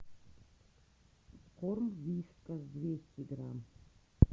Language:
Russian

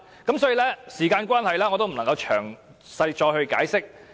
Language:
Cantonese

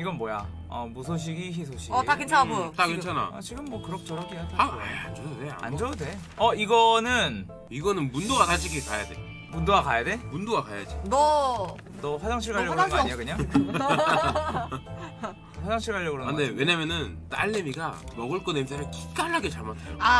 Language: Korean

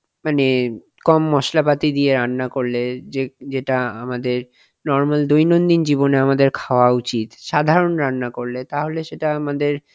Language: Bangla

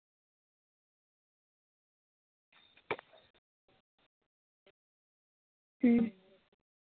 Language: Santali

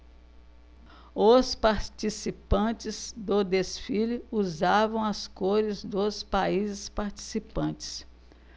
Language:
Portuguese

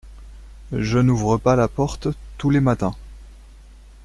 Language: French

